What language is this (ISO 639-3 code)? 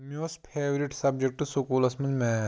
kas